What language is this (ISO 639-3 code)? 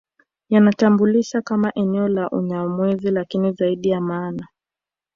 swa